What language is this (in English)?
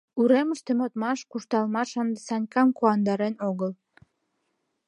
Mari